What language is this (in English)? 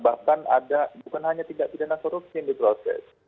Indonesian